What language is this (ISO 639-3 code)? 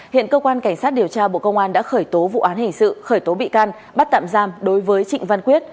vie